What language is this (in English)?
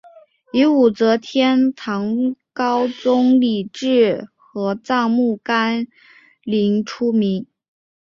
Chinese